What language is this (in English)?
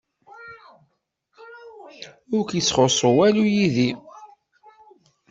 Kabyle